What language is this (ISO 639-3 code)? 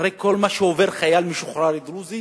heb